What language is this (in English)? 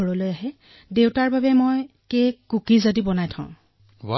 Assamese